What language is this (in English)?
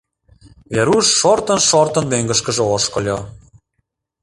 Mari